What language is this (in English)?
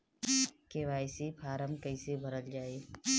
Bhojpuri